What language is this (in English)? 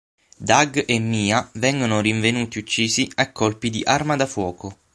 Italian